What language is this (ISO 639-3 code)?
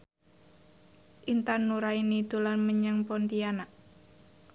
jav